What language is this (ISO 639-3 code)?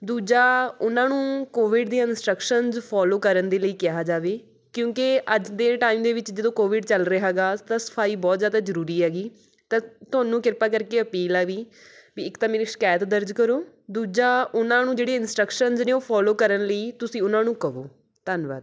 pan